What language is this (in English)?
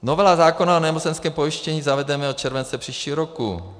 Czech